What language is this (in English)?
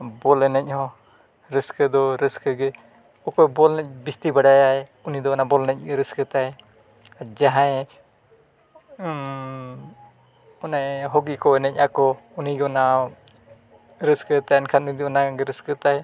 Santali